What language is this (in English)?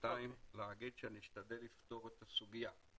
Hebrew